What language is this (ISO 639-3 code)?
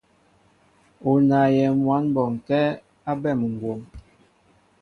mbo